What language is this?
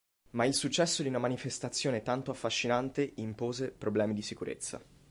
Italian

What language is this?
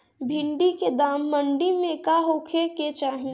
Bhojpuri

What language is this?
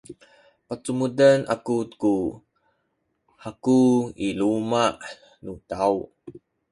Sakizaya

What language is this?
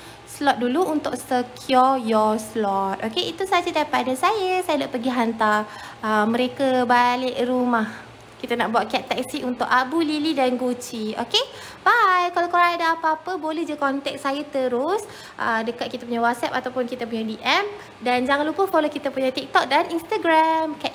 Malay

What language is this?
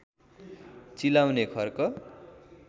Nepali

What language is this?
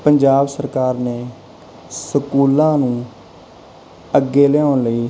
Punjabi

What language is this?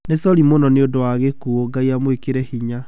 Kikuyu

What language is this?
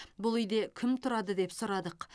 Kazakh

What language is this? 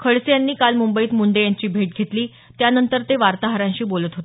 Marathi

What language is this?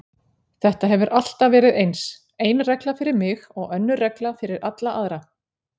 Icelandic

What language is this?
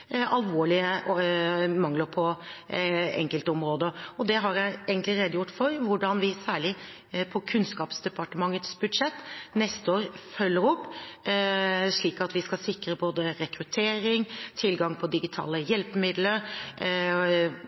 Norwegian Bokmål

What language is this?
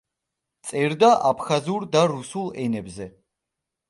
Georgian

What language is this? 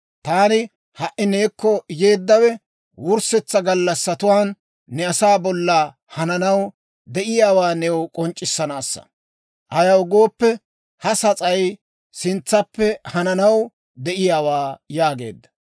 Dawro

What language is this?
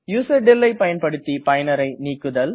Tamil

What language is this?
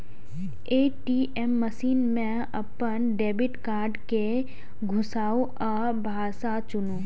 Maithili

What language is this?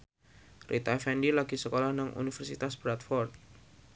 Javanese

